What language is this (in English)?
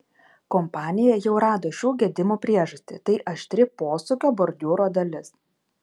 Lithuanian